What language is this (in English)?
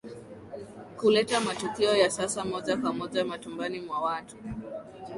Swahili